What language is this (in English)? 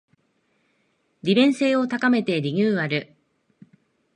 Japanese